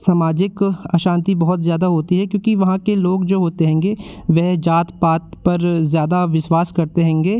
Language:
Hindi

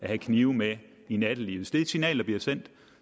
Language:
Danish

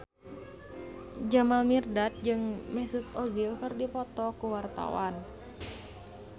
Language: Sundanese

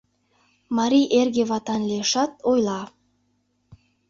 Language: Mari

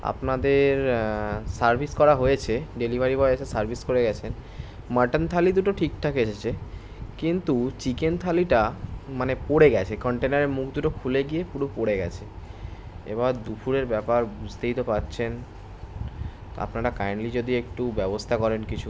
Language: Bangla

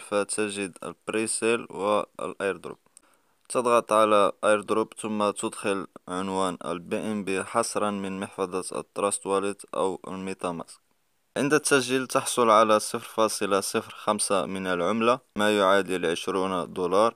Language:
Arabic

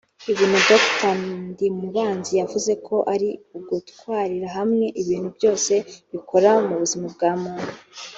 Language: Kinyarwanda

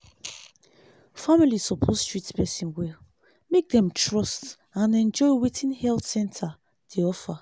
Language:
Nigerian Pidgin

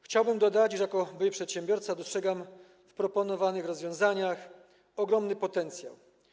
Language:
Polish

